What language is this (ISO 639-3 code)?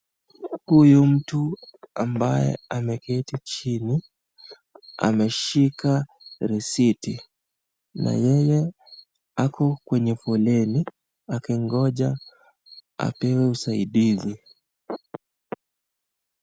swa